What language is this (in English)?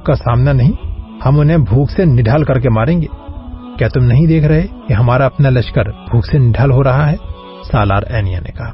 Urdu